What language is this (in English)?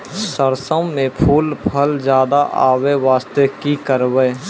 Maithili